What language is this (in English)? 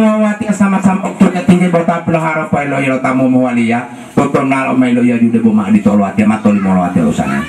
Indonesian